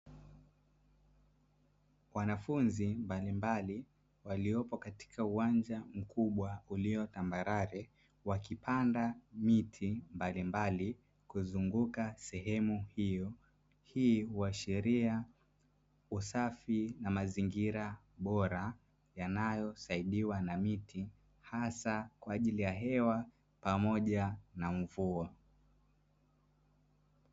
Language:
Swahili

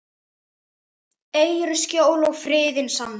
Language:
Icelandic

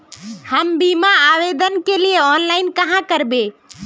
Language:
Magahi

